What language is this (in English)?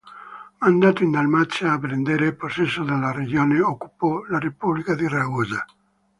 Italian